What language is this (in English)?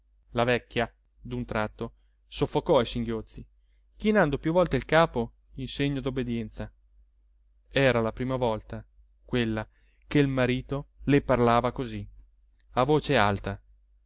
Italian